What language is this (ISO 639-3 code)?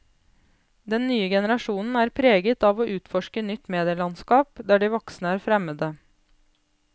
nor